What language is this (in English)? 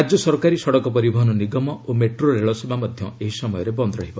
Odia